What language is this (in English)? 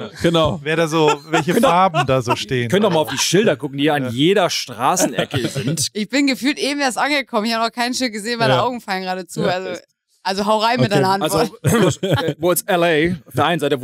German